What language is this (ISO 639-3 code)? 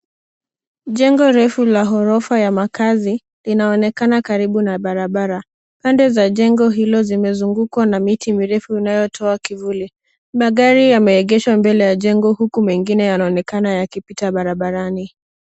swa